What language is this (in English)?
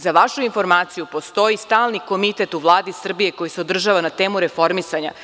Serbian